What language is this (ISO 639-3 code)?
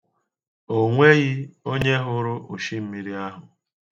ibo